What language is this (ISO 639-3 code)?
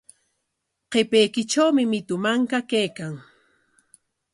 qwa